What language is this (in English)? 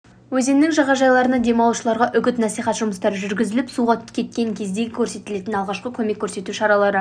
Kazakh